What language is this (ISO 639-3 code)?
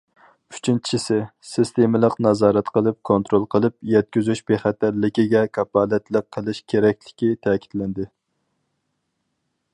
uig